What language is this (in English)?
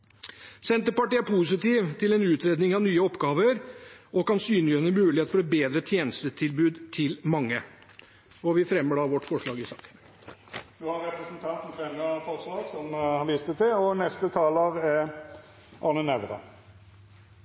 Norwegian